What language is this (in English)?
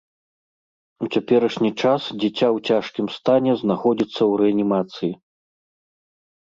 Belarusian